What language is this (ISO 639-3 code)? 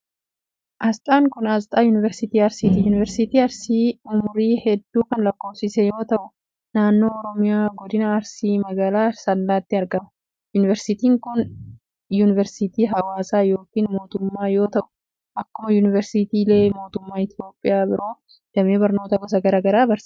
orm